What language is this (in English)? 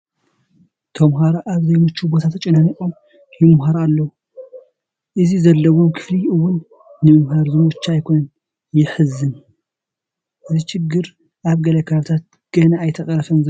Tigrinya